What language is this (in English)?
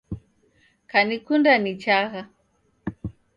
Taita